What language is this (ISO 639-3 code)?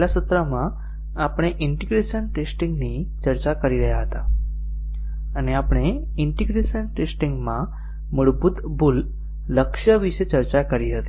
guj